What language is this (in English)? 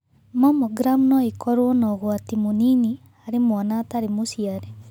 Kikuyu